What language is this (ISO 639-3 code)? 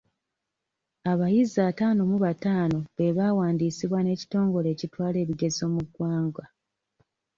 lug